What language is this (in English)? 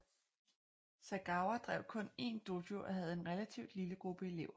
Danish